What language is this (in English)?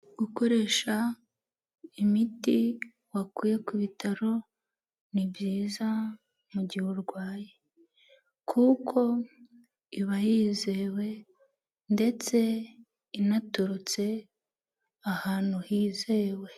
Kinyarwanda